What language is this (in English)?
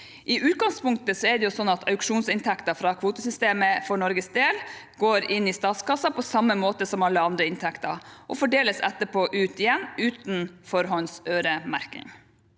Norwegian